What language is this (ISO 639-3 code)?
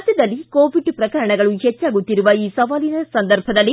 kan